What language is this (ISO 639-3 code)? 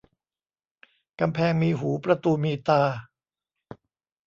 tha